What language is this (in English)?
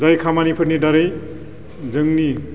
Bodo